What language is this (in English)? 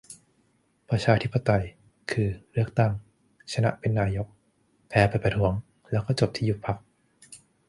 Thai